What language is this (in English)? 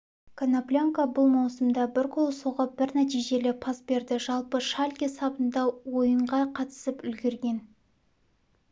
Kazakh